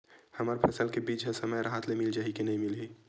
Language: Chhattisgarhi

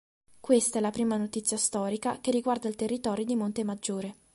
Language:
Italian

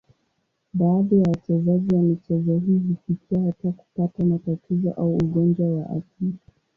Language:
Swahili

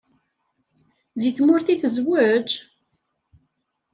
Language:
Kabyle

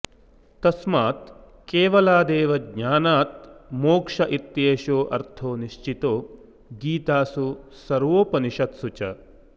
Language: Sanskrit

